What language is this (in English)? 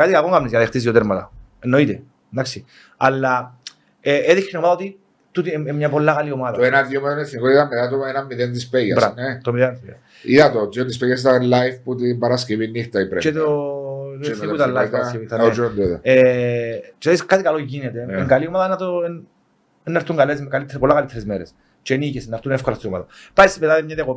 Greek